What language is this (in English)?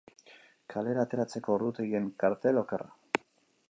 Basque